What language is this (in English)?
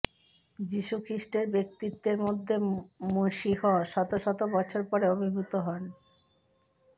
Bangla